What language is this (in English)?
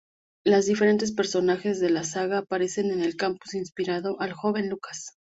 Spanish